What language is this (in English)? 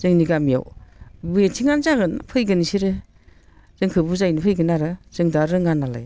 Bodo